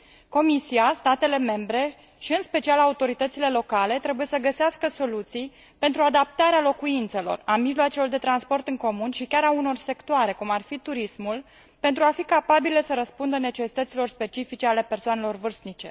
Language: Romanian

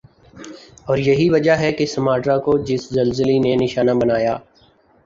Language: Urdu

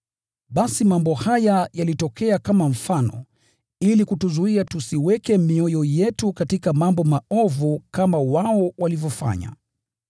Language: Swahili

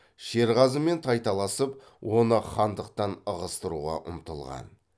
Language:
Kazakh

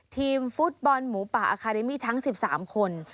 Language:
Thai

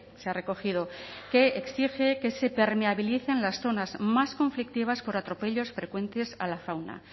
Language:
Spanish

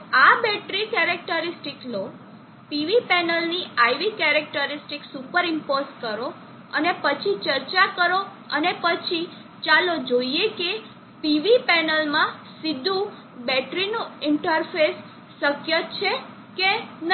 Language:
Gujarati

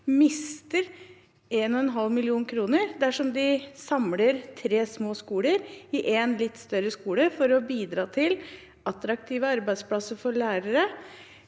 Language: Norwegian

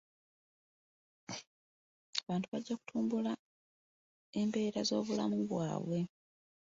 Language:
Ganda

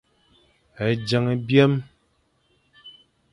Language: Fang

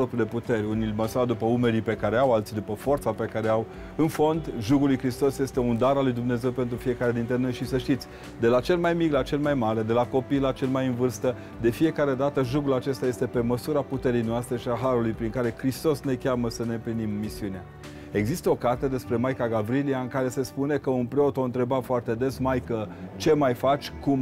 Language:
Romanian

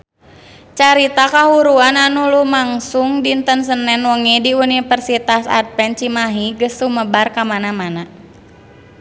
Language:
Sundanese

